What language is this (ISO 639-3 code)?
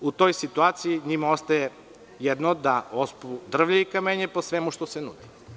srp